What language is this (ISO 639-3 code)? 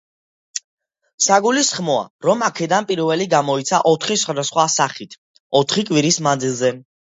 kat